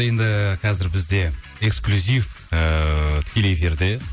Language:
Kazakh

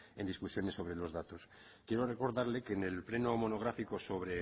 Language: Spanish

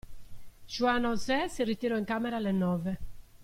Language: Italian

